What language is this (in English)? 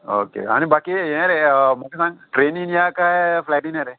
Konkani